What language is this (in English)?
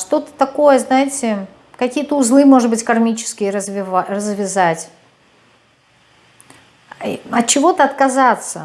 Russian